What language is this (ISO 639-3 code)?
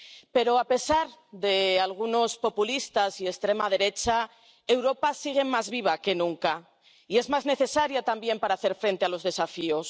spa